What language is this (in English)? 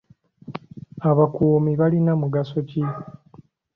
Ganda